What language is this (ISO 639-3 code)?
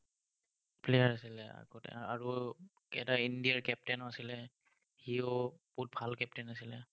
asm